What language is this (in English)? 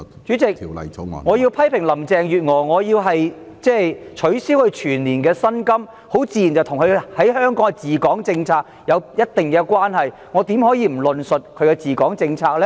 Cantonese